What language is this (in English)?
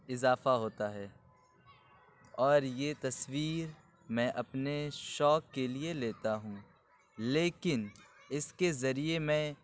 Urdu